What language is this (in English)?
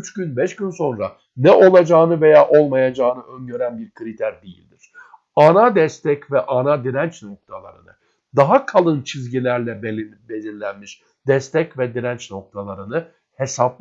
Turkish